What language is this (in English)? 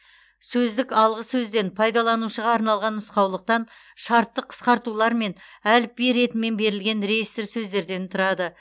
Kazakh